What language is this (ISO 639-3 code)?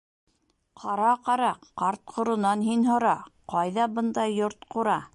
bak